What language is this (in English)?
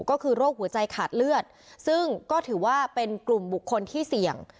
Thai